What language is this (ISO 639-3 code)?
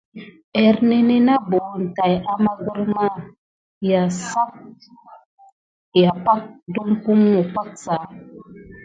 gid